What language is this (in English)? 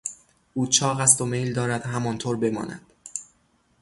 Persian